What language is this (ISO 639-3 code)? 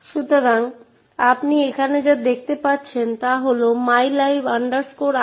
ben